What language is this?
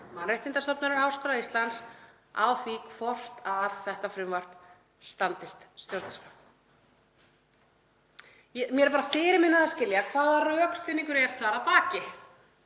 Icelandic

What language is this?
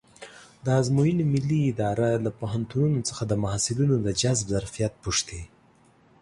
Pashto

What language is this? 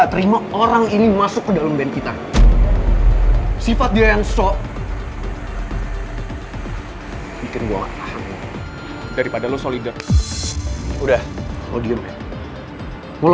Indonesian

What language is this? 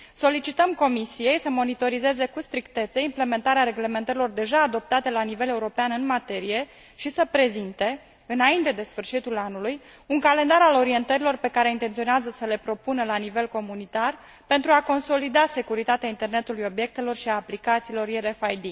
Romanian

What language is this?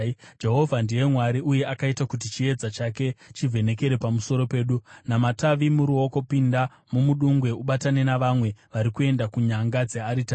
Shona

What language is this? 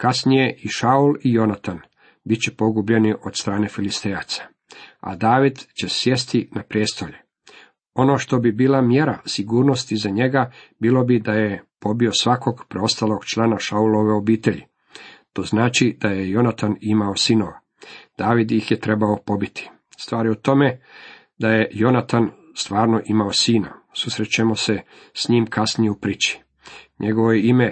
Croatian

